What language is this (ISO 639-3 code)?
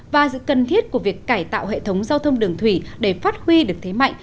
vie